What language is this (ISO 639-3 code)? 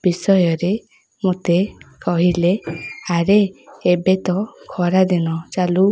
ori